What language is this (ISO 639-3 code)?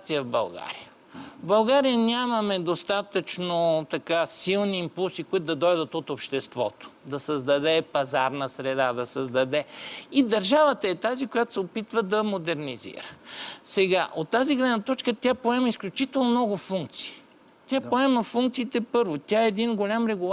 bul